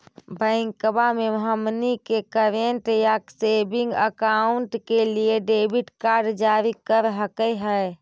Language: Magahi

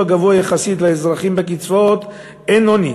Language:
Hebrew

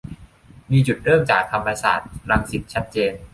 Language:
Thai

